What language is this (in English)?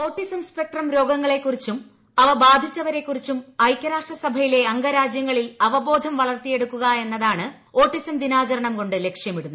Malayalam